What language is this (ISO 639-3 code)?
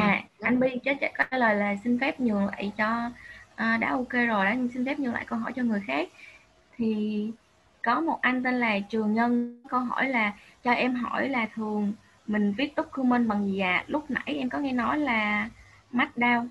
vie